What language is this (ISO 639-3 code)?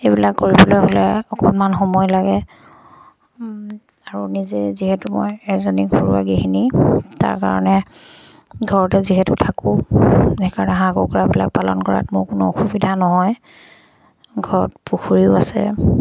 asm